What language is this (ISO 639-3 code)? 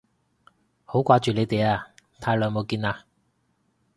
yue